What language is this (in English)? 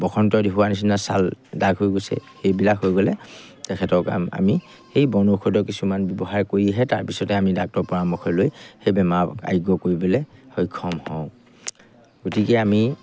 Assamese